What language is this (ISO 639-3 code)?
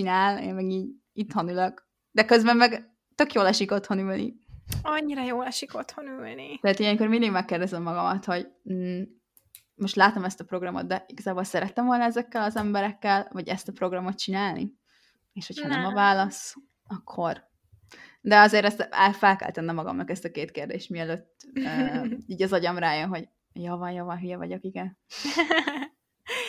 hun